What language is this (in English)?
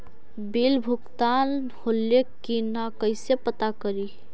Magahi